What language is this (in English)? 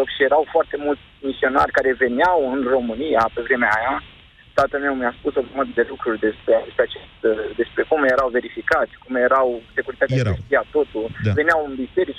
Romanian